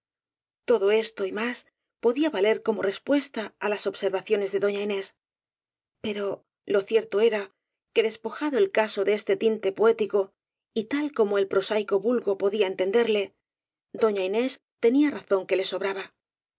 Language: Spanish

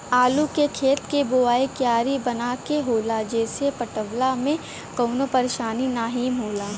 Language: Bhojpuri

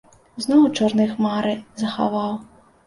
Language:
Belarusian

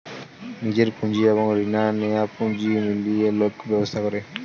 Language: Bangla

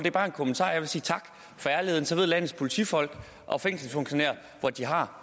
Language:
Danish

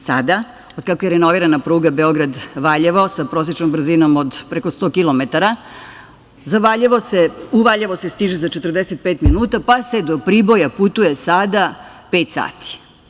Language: Serbian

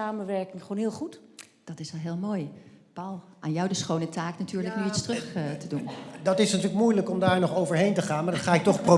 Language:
Dutch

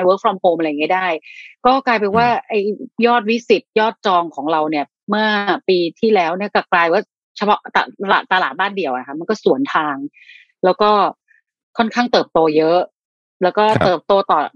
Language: Thai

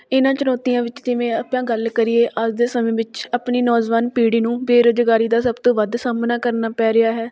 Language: Punjabi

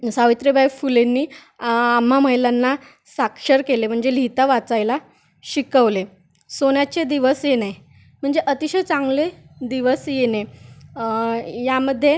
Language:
Marathi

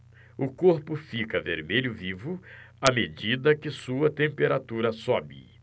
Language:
Portuguese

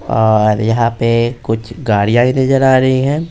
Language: Hindi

